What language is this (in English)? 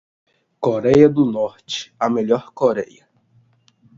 Portuguese